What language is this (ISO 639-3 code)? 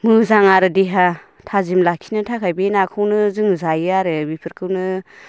brx